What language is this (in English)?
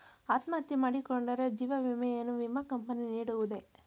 Kannada